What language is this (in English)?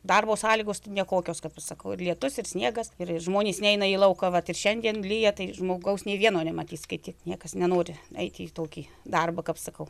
Lithuanian